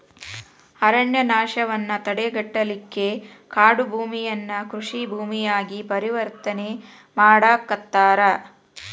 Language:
Kannada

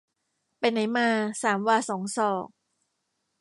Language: Thai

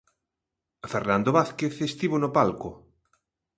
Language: Galician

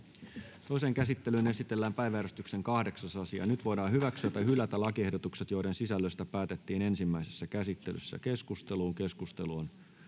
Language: Finnish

